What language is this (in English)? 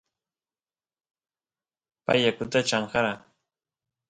Santiago del Estero Quichua